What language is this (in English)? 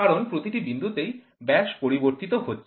Bangla